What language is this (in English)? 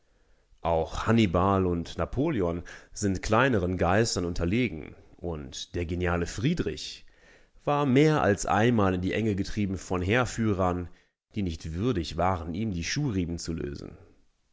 German